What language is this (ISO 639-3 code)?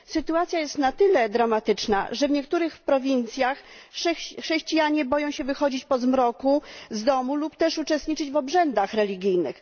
pol